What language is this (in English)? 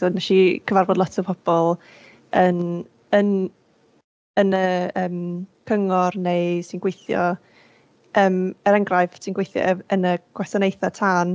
Welsh